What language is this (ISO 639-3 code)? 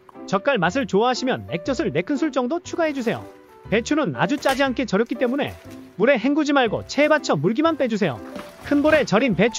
kor